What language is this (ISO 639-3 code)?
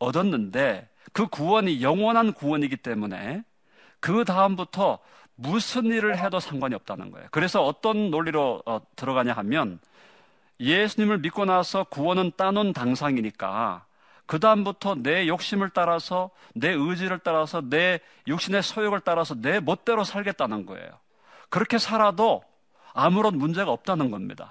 kor